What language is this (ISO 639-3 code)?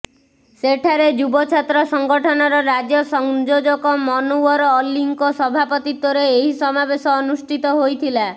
ori